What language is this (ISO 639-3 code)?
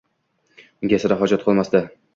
uzb